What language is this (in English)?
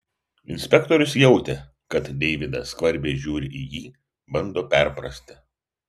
Lithuanian